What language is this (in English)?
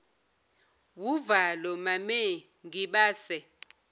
Zulu